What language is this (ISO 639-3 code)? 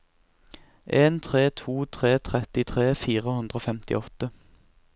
nor